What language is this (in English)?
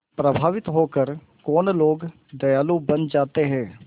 Hindi